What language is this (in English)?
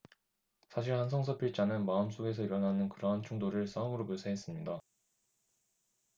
Korean